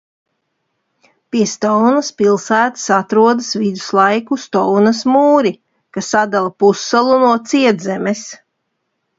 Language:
Latvian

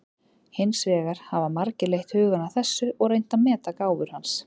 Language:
Icelandic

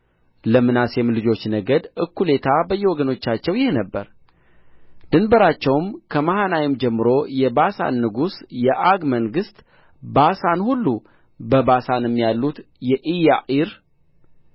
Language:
Amharic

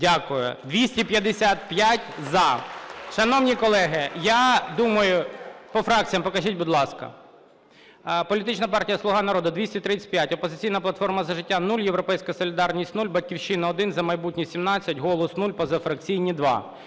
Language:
Ukrainian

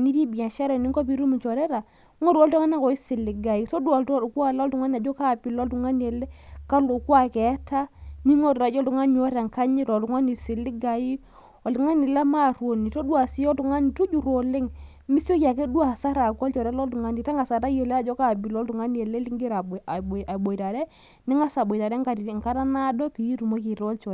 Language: Masai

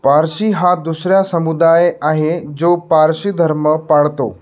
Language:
Marathi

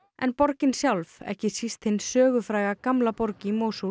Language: Icelandic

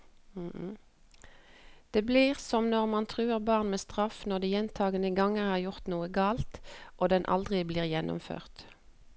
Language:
Norwegian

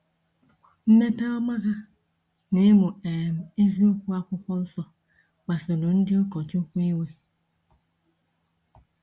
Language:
Igbo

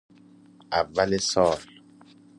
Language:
Persian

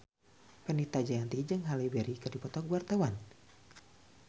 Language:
Sundanese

